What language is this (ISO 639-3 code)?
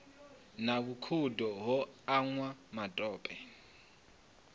ven